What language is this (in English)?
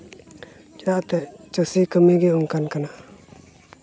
Santali